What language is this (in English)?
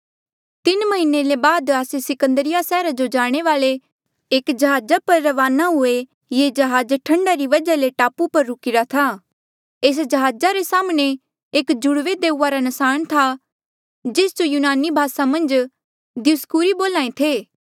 Mandeali